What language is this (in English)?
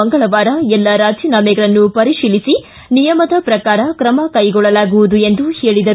Kannada